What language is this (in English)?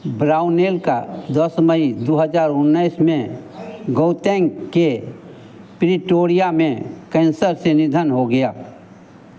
Hindi